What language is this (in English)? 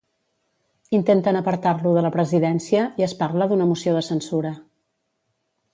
Catalan